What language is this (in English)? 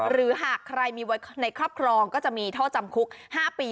Thai